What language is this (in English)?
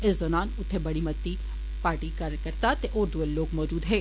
Dogri